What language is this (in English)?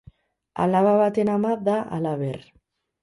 Basque